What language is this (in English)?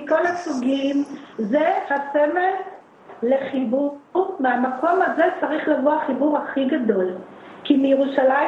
Hebrew